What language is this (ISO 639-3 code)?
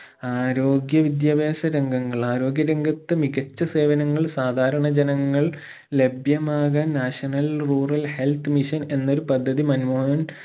mal